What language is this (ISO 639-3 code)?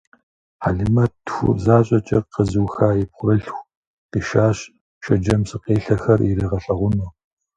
kbd